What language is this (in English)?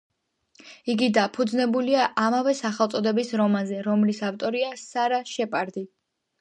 Georgian